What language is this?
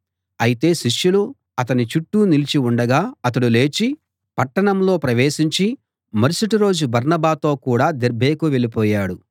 Telugu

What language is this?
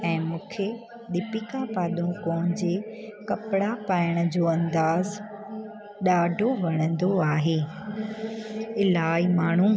Sindhi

